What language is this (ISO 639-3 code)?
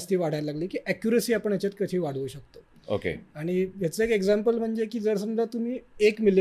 mar